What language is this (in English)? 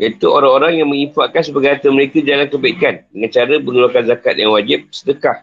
Malay